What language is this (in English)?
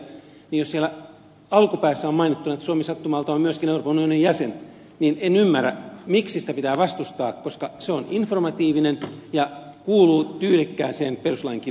Finnish